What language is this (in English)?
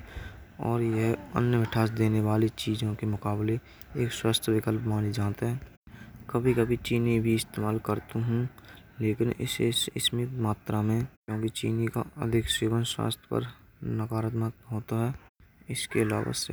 Braj